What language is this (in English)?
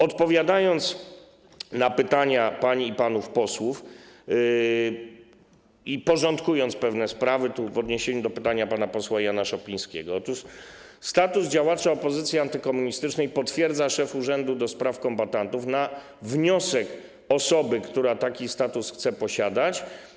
Polish